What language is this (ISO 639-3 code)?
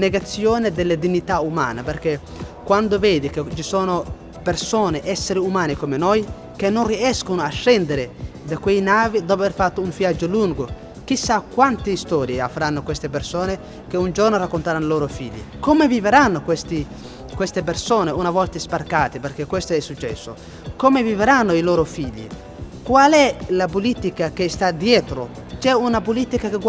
ita